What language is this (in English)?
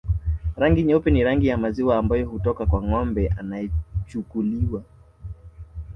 Swahili